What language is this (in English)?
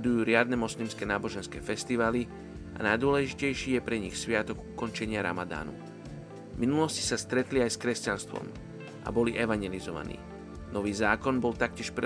Slovak